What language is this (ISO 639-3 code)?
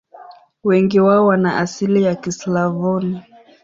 swa